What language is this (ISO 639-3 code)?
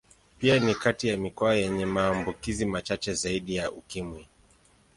swa